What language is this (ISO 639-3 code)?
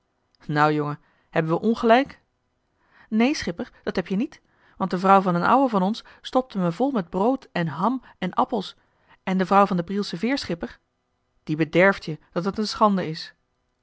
nld